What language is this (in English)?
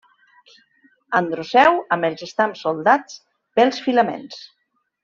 Catalan